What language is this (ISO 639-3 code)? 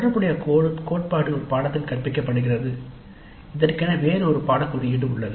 tam